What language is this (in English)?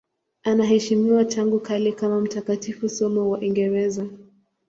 Swahili